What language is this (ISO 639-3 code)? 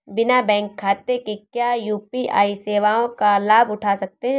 hin